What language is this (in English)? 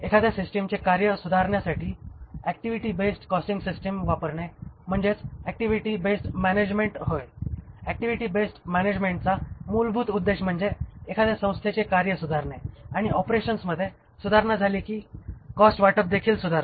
Marathi